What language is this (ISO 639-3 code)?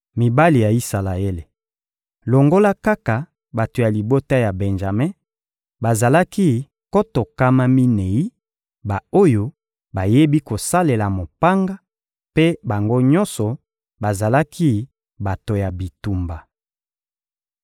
lin